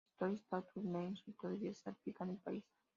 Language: Spanish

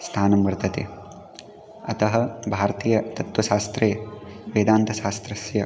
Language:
Sanskrit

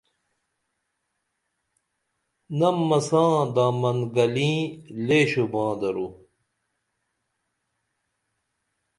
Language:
Dameli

